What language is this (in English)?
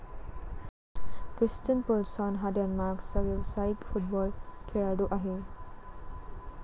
Marathi